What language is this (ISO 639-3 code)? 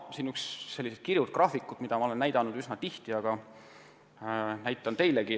est